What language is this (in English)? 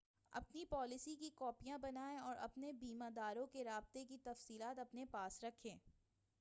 Urdu